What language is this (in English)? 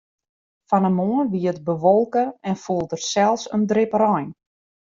Western Frisian